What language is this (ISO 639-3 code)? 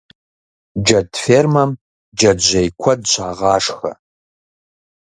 kbd